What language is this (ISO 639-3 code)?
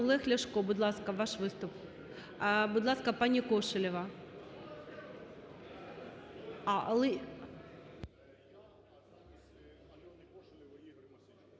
ukr